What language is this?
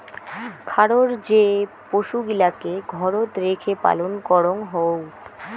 Bangla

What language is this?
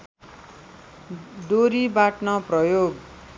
Nepali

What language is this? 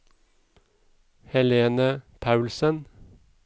Norwegian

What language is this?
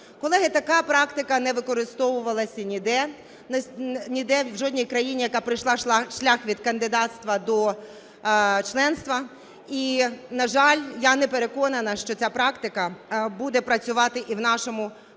Ukrainian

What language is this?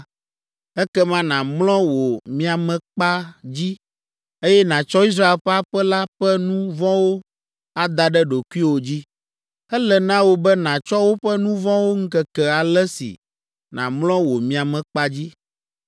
Ewe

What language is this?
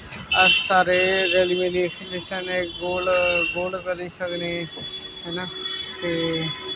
Dogri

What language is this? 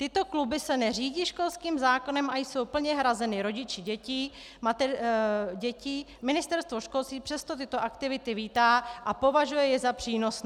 Czech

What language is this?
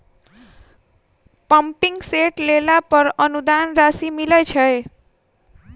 Maithili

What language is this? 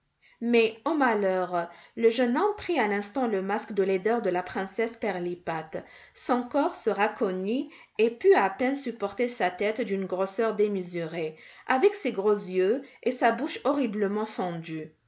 French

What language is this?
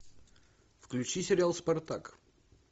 Russian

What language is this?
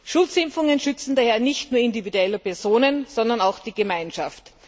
German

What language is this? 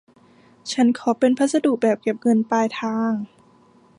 Thai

